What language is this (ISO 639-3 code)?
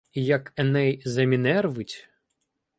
ukr